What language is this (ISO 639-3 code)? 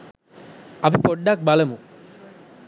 sin